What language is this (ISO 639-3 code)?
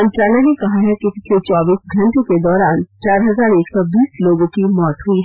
hin